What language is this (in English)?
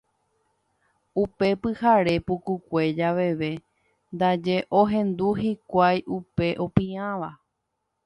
Guarani